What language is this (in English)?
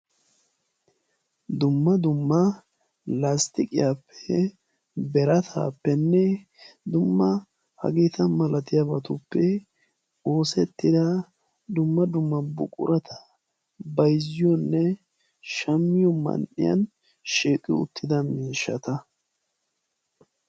Wolaytta